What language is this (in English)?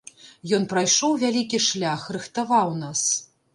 Belarusian